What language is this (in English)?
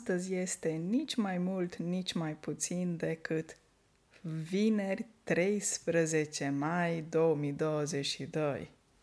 Romanian